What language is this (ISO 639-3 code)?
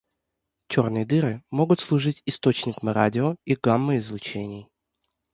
rus